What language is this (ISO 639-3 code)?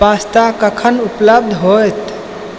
mai